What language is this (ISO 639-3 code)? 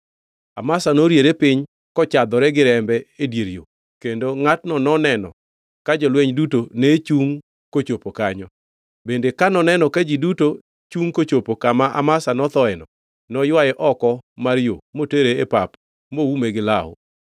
luo